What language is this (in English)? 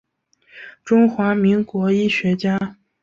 Chinese